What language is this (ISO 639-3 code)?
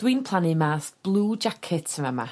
cym